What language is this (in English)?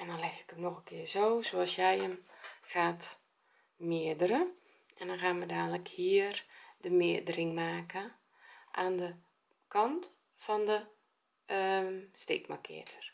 Dutch